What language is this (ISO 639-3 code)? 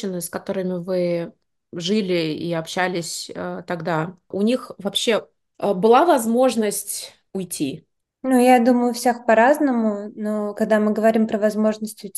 rus